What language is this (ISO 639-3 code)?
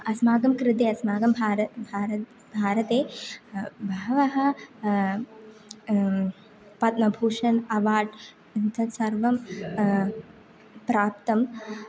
san